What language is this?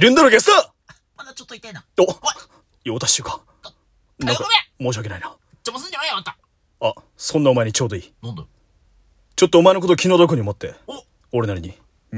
Japanese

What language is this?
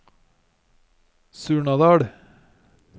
Norwegian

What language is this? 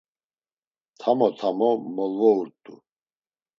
Laz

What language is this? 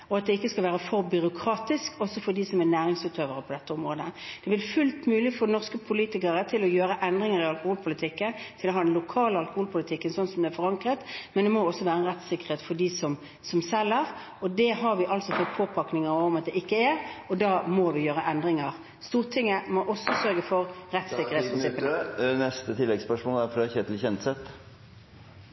Norwegian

